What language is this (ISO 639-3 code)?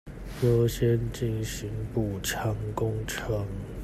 zho